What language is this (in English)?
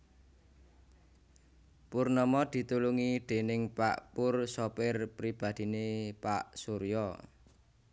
Javanese